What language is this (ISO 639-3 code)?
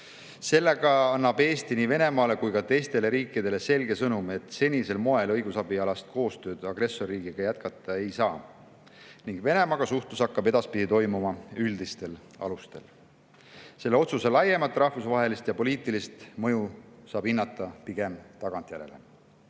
est